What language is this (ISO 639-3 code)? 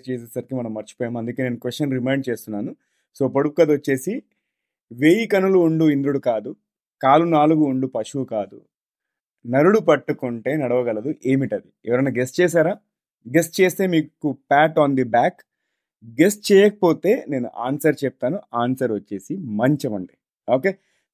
tel